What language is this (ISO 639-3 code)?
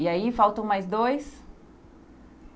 por